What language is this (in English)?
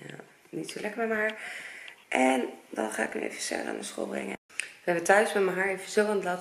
Dutch